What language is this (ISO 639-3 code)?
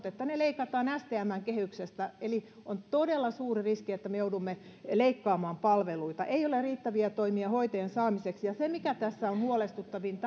fin